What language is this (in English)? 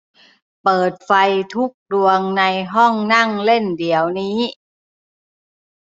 Thai